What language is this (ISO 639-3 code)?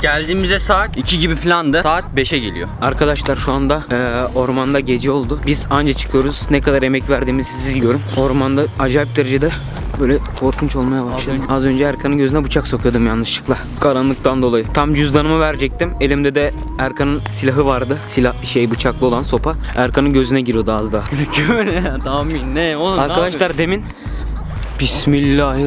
tur